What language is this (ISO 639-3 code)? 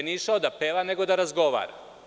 srp